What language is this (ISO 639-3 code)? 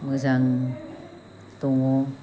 brx